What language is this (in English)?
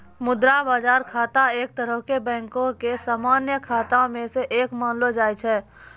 Maithili